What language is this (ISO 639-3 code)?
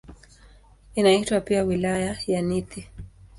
swa